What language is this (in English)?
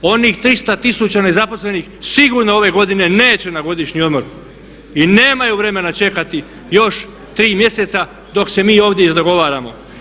Croatian